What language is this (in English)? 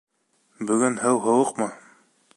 Bashkir